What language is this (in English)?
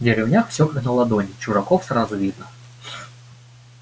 Russian